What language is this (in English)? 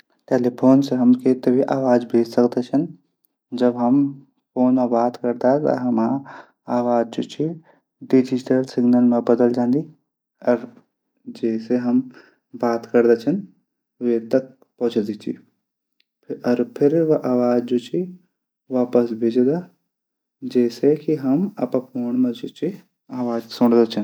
Garhwali